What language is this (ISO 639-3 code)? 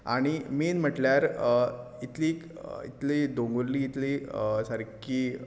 kok